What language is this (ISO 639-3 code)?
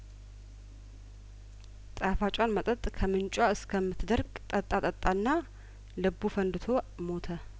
amh